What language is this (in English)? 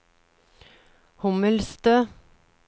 Norwegian